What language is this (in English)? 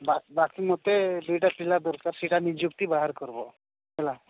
Odia